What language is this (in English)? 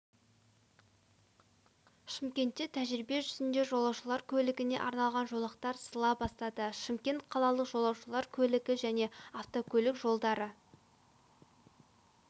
Kazakh